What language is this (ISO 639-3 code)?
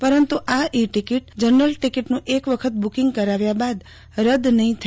guj